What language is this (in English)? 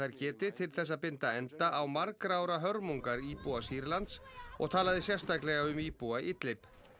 Icelandic